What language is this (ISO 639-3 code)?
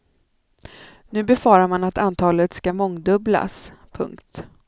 swe